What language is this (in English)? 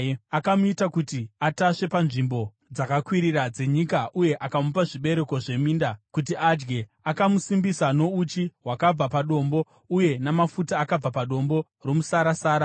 Shona